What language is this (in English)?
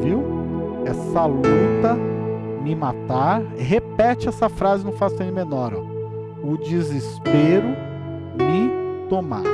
Portuguese